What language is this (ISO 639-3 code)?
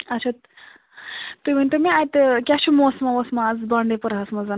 kas